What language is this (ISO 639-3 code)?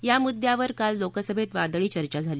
mar